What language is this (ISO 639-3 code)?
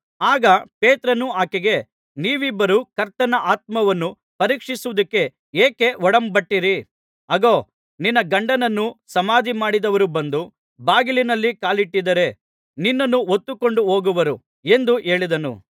kan